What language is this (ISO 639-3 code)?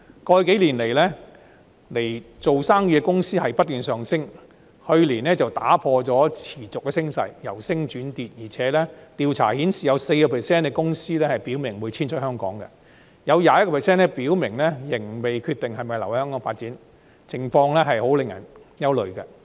yue